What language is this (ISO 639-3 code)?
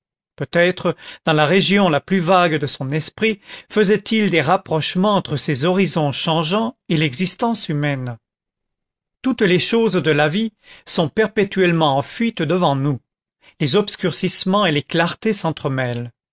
fra